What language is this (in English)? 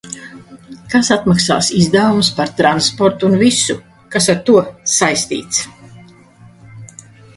Latvian